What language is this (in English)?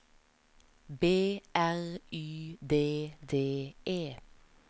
Norwegian